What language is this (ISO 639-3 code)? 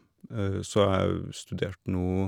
nor